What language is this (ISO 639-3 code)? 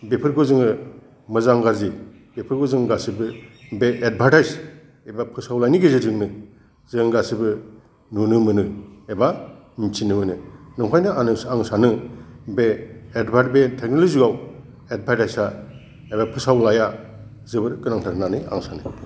brx